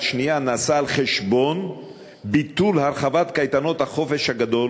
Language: Hebrew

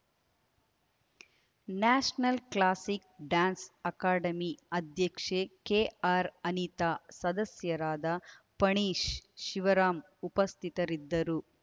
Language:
Kannada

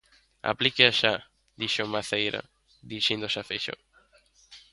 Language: Galician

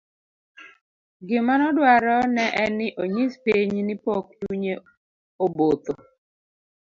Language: Luo (Kenya and Tanzania)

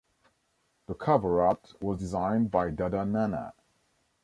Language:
English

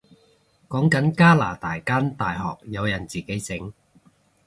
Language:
Cantonese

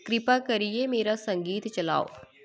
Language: Dogri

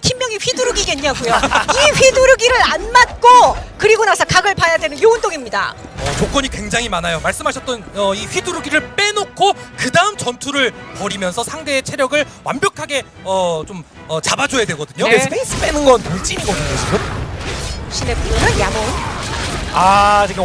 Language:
Korean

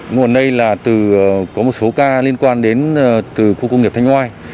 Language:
Vietnamese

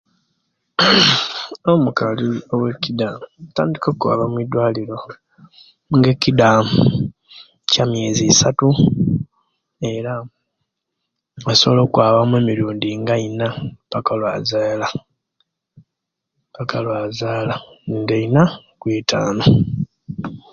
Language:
Kenyi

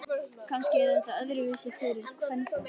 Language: Icelandic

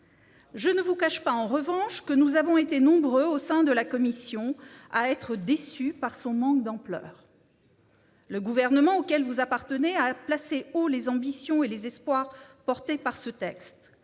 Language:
French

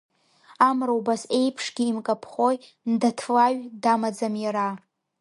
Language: Abkhazian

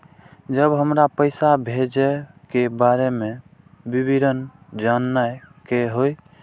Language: Maithili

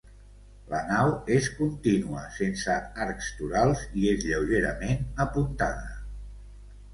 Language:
Catalan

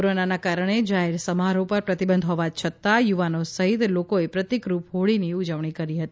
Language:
Gujarati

